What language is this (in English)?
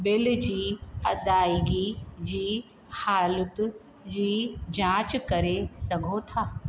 Sindhi